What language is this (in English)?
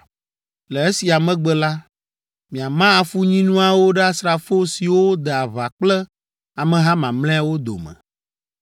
Ewe